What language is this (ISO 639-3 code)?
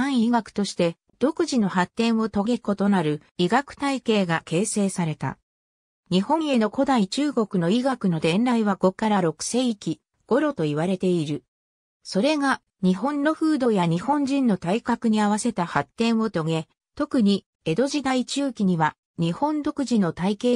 jpn